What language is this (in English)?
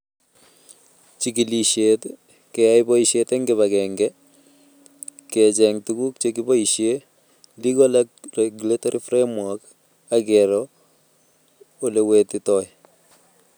Kalenjin